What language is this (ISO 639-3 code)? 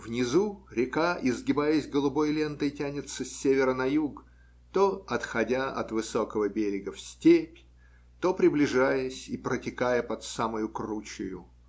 rus